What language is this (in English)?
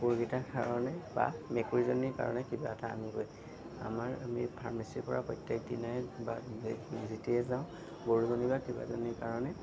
Assamese